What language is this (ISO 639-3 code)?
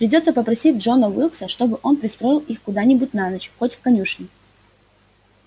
rus